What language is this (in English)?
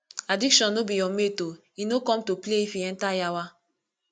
Nigerian Pidgin